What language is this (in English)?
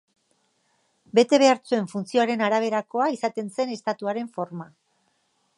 Basque